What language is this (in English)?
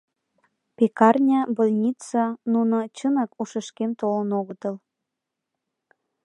Mari